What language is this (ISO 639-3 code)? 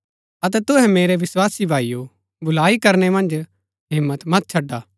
gbk